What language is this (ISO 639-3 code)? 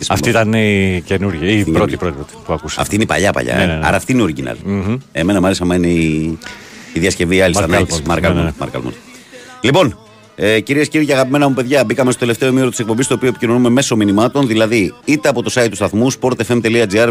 ell